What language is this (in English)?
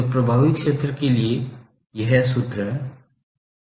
Hindi